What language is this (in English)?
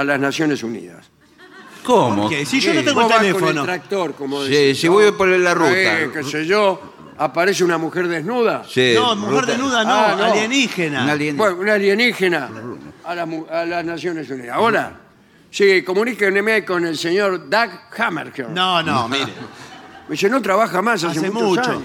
Spanish